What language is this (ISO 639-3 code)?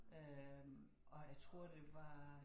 dan